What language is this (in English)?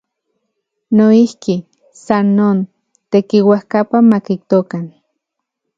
Central Puebla Nahuatl